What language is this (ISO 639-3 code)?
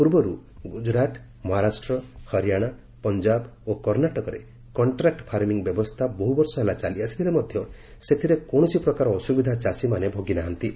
ori